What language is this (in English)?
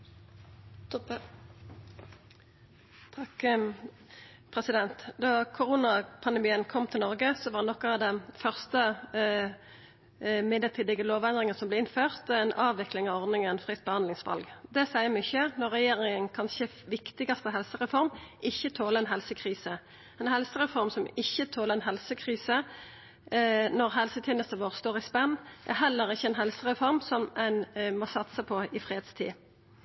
Norwegian Nynorsk